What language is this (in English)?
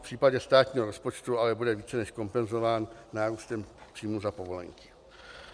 Czech